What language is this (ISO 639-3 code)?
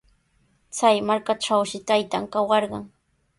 qws